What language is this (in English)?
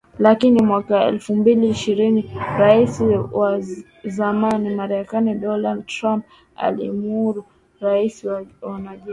Swahili